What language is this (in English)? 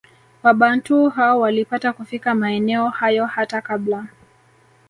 Swahili